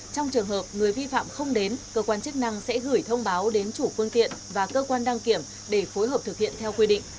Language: Vietnamese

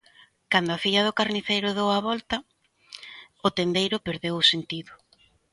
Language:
Galician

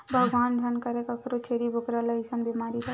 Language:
Chhattisgarhi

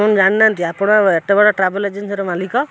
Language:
Odia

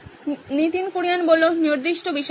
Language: Bangla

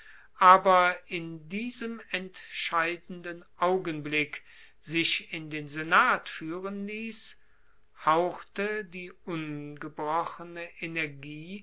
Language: German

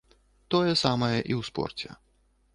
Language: Belarusian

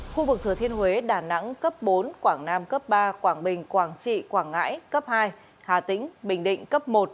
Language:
Vietnamese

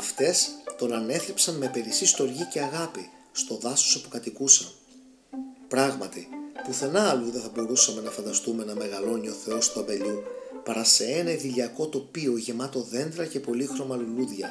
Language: Greek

